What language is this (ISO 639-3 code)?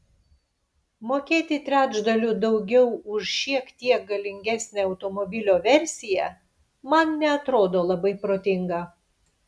lit